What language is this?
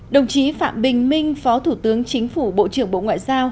Vietnamese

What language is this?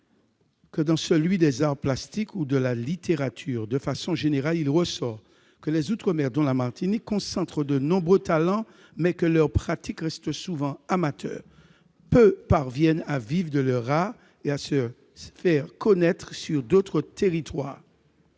French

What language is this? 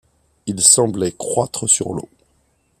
French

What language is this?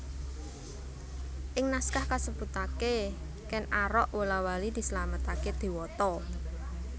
Javanese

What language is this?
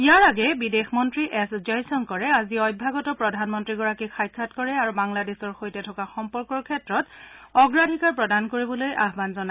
Assamese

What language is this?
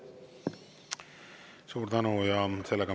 Estonian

